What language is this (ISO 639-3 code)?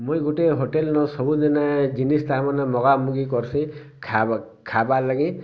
ori